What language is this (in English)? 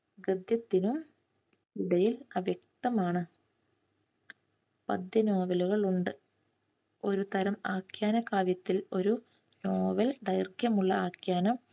Malayalam